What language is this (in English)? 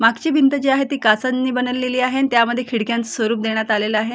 Marathi